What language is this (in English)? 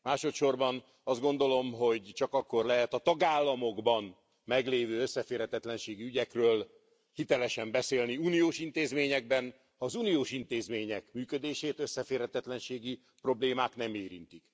Hungarian